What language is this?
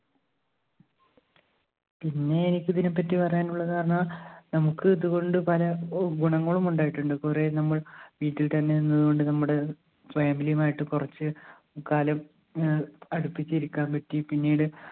Malayalam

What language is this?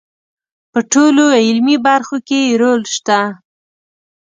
Pashto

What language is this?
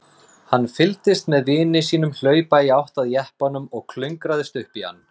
Icelandic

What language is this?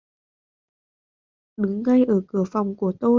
Vietnamese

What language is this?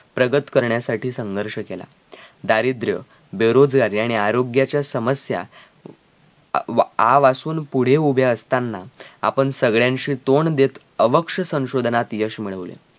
Marathi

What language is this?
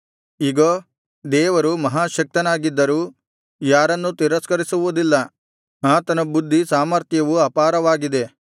Kannada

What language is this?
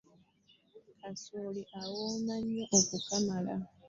Ganda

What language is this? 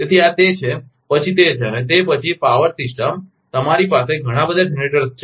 Gujarati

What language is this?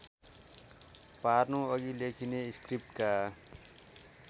Nepali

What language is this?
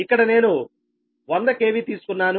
Telugu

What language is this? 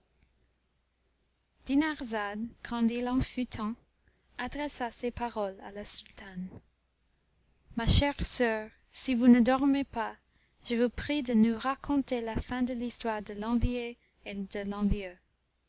French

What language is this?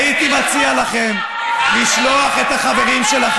Hebrew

